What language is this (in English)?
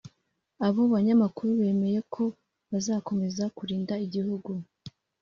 Kinyarwanda